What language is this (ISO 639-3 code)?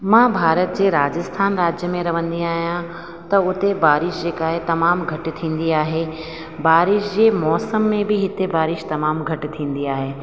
snd